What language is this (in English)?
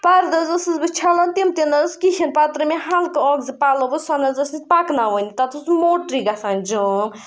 Kashmiri